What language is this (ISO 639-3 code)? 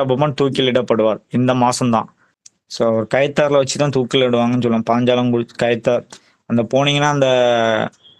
tam